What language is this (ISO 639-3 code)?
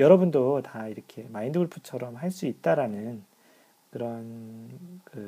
kor